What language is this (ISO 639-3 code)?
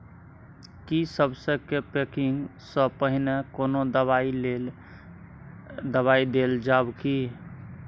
mai